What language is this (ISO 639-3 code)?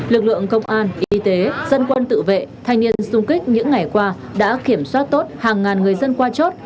vie